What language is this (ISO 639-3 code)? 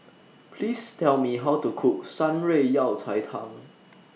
eng